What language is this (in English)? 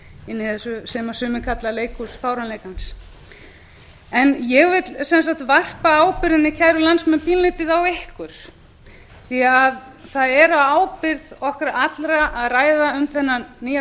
Icelandic